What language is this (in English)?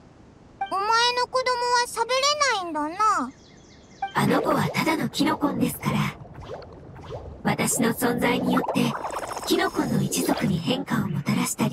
Japanese